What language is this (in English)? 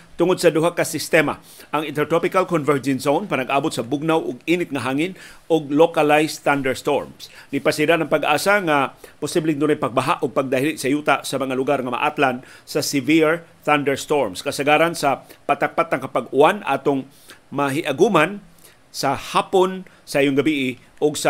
Filipino